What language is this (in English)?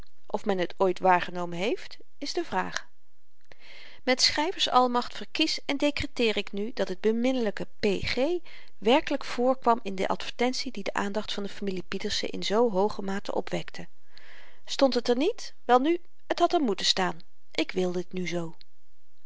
Dutch